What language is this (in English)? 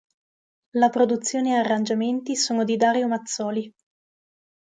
Italian